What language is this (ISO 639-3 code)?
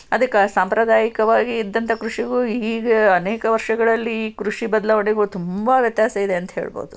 kan